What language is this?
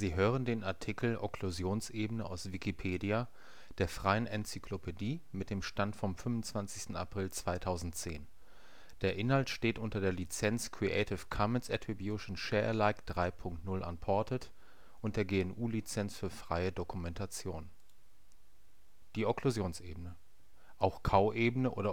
German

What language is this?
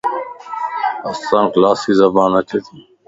Lasi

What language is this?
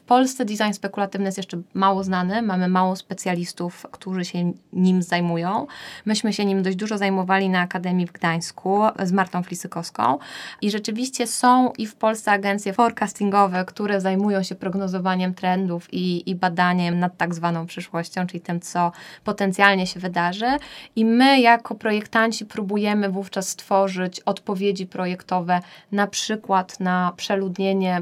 Polish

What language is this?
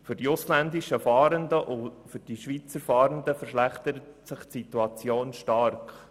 Swiss German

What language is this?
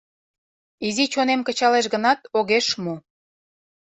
Mari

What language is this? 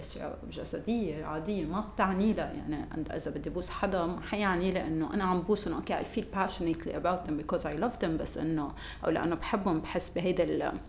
Arabic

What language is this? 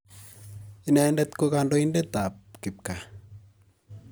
Kalenjin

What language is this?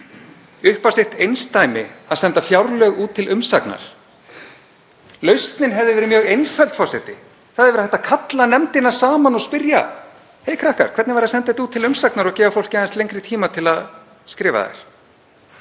Icelandic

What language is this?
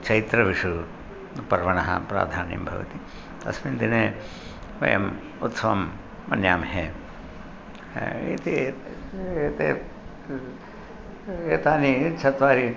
Sanskrit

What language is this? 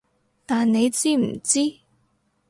Cantonese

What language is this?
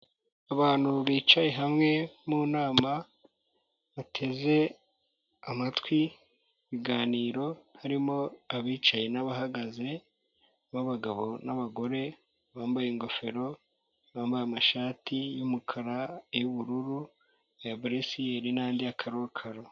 Kinyarwanda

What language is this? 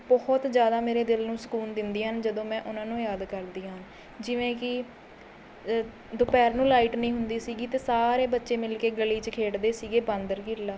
Punjabi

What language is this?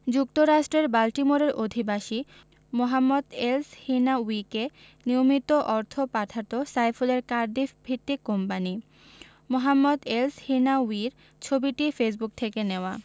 Bangla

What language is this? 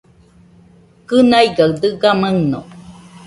Nüpode Huitoto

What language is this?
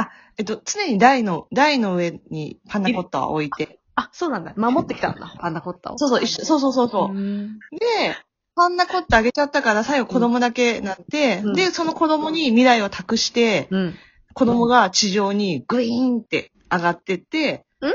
Japanese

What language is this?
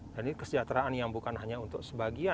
Indonesian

